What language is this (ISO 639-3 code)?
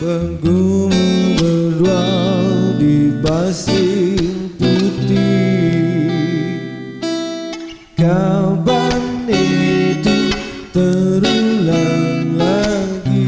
ind